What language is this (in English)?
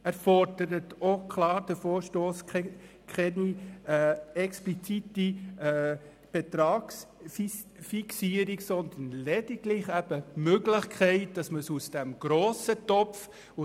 Swiss German